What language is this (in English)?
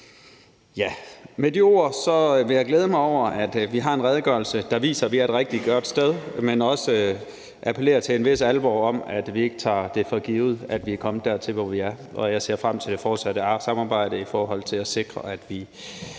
Danish